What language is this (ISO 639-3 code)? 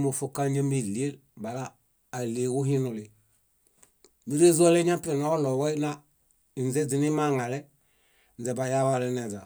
bda